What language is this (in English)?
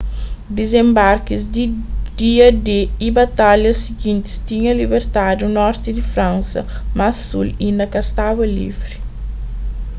Kabuverdianu